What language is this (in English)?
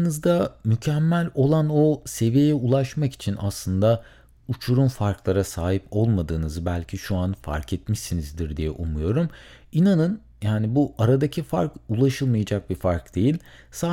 Turkish